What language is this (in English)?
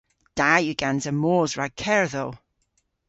Cornish